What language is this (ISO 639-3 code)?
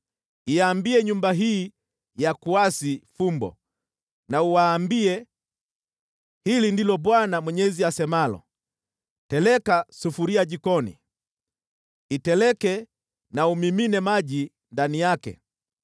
swa